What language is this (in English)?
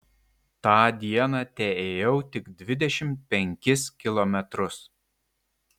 Lithuanian